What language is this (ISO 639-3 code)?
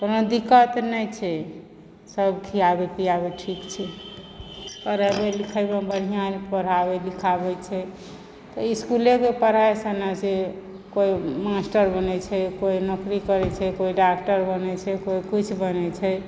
mai